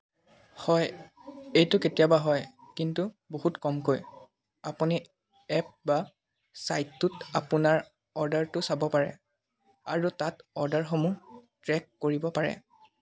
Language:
Assamese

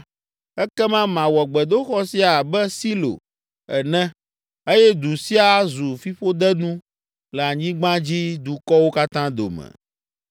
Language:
Ewe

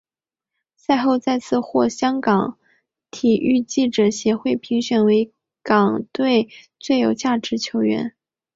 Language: Chinese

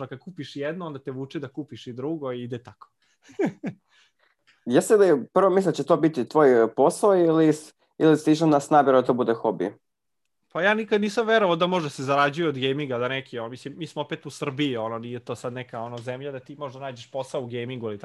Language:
Croatian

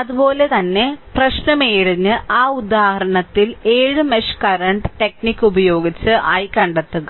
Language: Malayalam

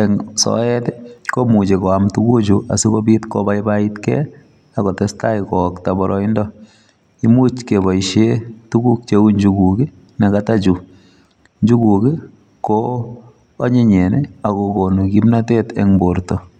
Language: Kalenjin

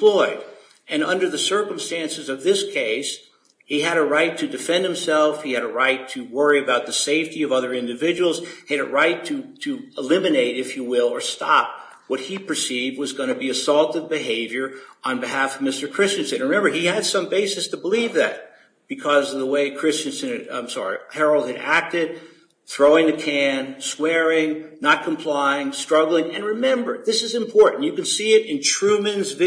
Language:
English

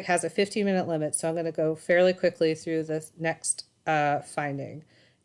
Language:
English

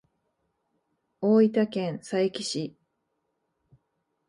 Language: Japanese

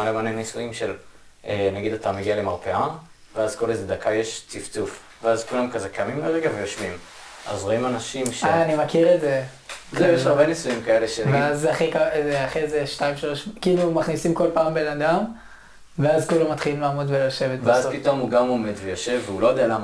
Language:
Hebrew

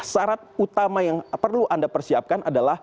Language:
Indonesian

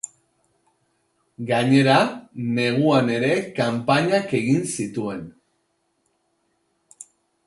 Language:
Basque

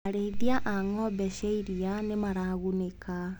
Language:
Kikuyu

